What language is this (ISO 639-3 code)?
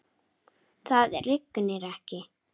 isl